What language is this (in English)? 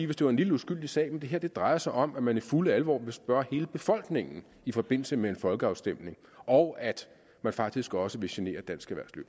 Danish